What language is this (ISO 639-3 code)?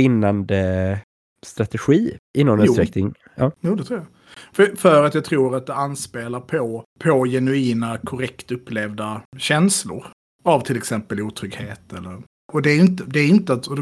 swe